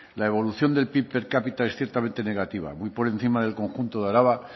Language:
Spanish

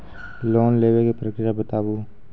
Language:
Maithili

